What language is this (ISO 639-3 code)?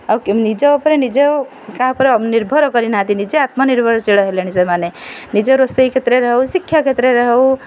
ori